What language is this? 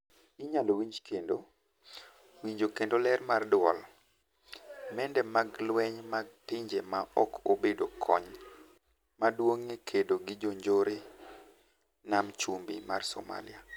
Luo (Kenya and Tanzania)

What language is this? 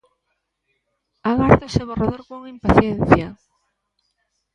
Galician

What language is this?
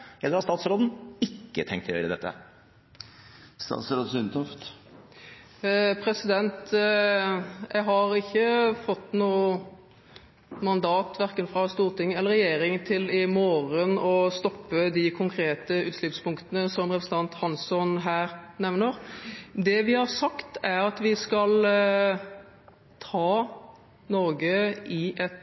Norwegian Bokmål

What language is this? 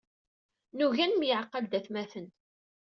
Kabyle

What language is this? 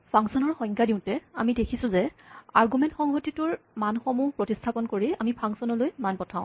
Assamese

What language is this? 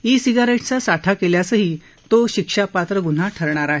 Marathi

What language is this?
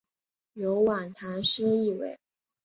Chinese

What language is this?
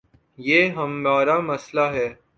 Urdu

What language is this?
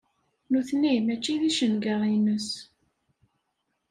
Kabyle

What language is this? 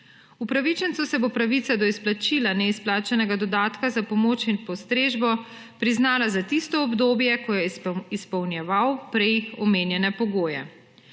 Slovenian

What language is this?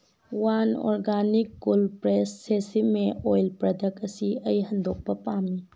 Manipuri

